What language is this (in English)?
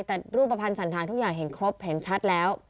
Thai